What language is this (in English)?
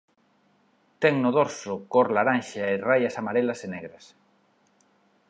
Galician